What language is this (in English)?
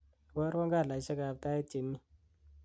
Kalenjin